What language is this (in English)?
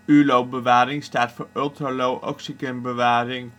Dutch